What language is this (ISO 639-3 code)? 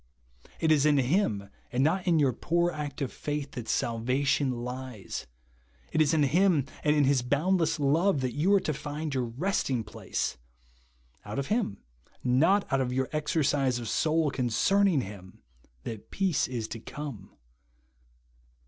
eng